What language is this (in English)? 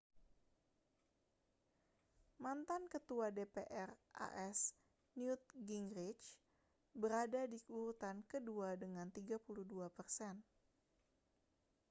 Indonesian